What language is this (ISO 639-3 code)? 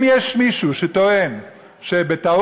heb